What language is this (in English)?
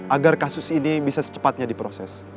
Indonesian